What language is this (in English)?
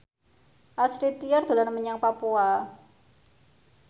Javanese